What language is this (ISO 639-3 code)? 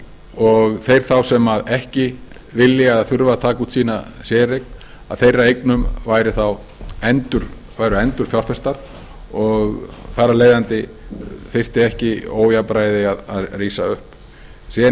isl